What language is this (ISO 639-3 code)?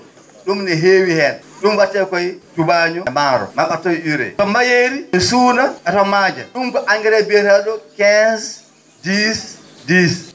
ful